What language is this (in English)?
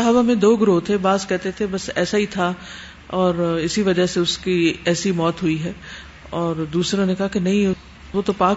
Urdu